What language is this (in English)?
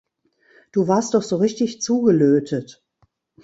German